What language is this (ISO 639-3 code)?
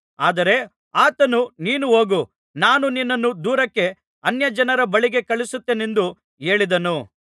kan